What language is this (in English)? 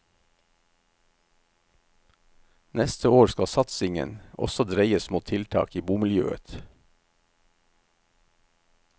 Norwegian